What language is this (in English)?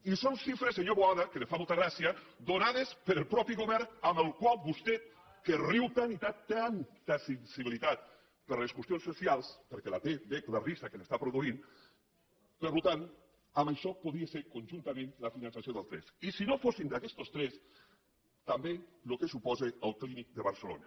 Catalan